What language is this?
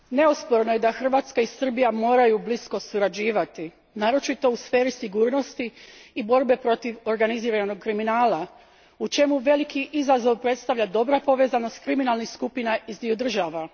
Croatian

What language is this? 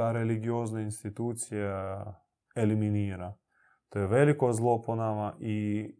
Croatian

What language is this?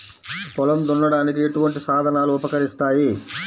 Telugu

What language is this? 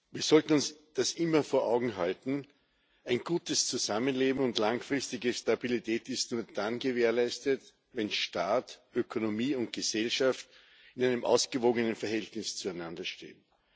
German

